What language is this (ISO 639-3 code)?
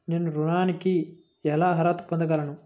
tel